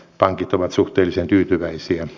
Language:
Finnish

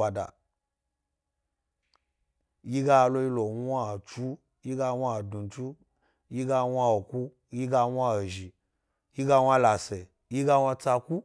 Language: Gbari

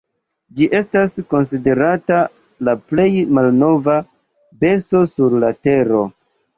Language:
Esperanto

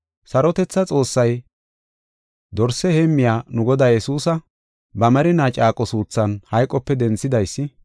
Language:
Gofa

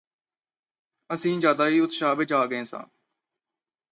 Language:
Punjabi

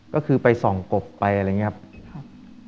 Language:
Thai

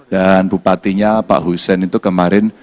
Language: Indonesian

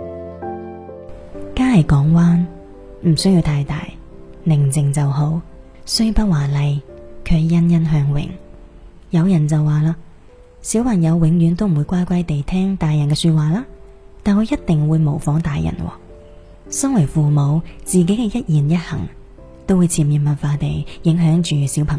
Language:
Chinese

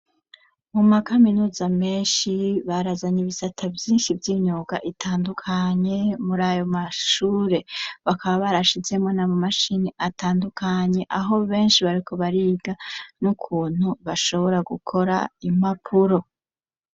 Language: Rundi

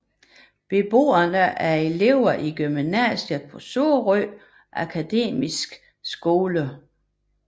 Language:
Danish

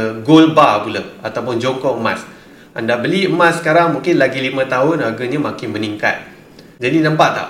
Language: Malay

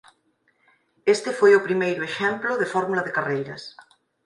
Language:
Galician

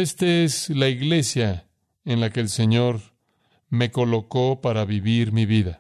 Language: Spanish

